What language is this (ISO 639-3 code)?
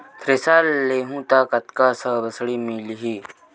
hne